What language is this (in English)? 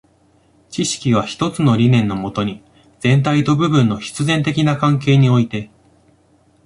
Japanese